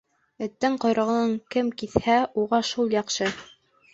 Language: Bashkir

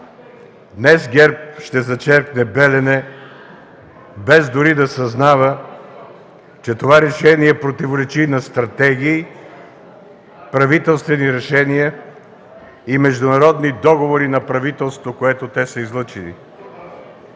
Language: Bulgarian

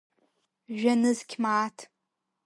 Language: Abkhazian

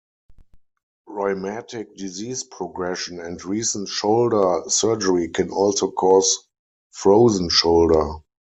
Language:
English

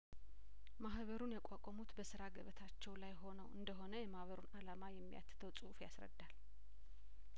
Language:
Amharic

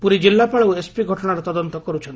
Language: Odia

